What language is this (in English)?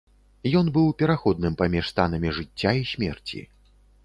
Belarusian